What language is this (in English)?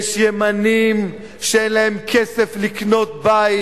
Hebrew